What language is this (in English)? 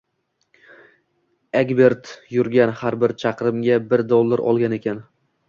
Uzbek